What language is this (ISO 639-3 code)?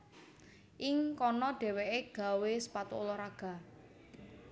jav